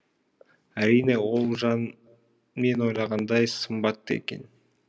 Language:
Kazakh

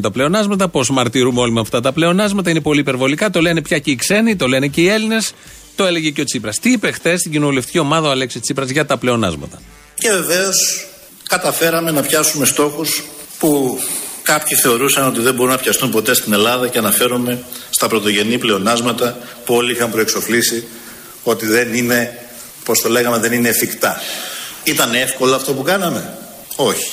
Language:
Greek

